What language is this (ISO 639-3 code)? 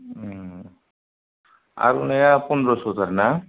brx